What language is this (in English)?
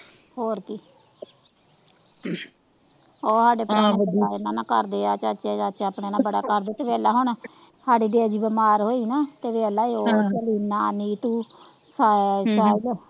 Punjabi